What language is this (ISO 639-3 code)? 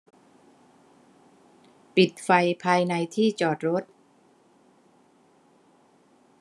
tha